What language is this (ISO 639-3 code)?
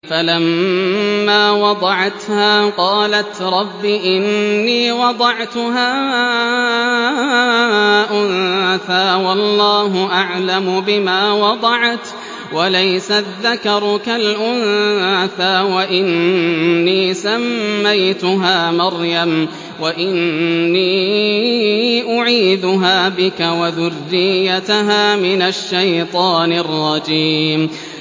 ara